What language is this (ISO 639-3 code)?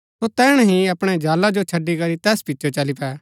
gbk